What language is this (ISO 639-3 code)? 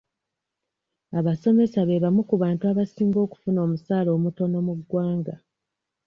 lug